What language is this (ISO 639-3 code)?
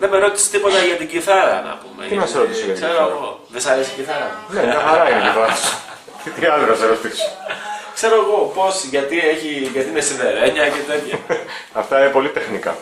ell